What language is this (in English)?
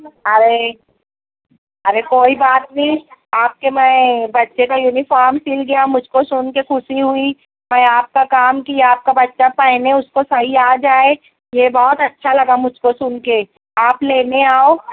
Urdu